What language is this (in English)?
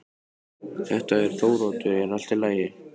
Icelandic